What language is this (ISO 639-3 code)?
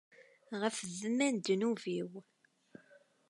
kab